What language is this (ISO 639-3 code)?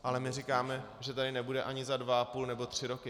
ces